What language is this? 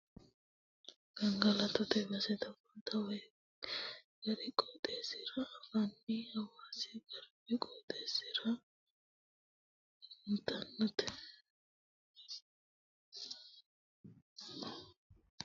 Sidamo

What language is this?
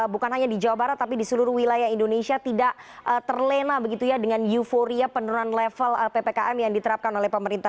Indonesian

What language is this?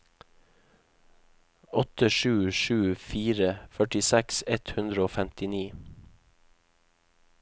Norwegian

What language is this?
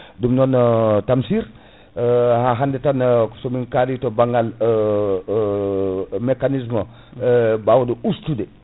Fula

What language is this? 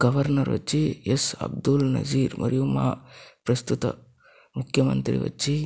Telugu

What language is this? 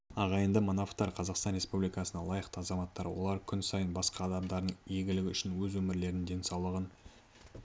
Kazakh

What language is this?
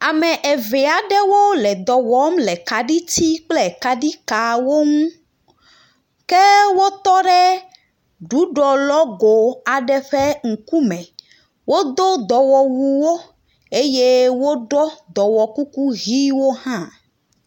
Ewe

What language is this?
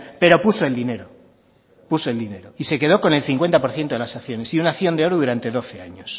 Spanish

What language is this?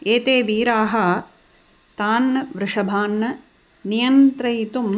Sanskrit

